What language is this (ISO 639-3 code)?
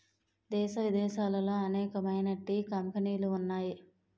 tel